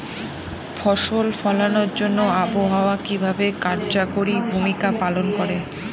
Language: Bangla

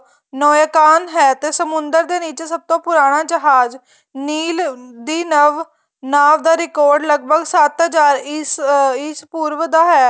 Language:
Punjabi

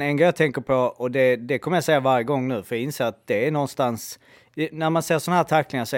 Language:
Swedish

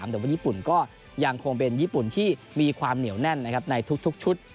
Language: Thai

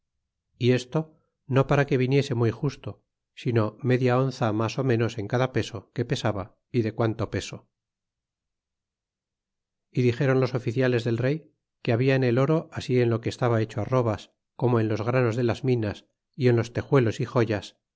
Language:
Spanish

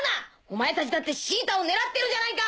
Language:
Japanese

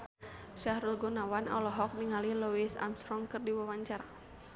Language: Sundanese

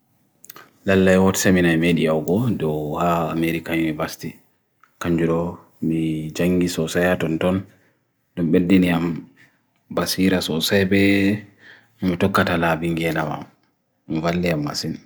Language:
Bagirmi Fulfulde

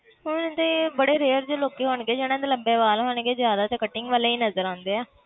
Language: Punjabi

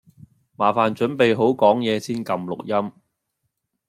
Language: Cantonese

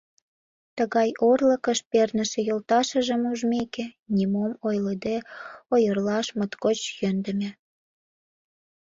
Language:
Mari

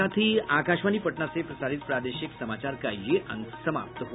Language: Hindi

